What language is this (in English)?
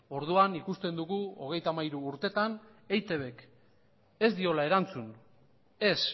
Basque